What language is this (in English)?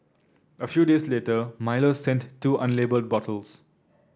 English